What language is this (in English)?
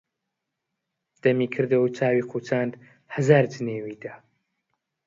Central Kurdish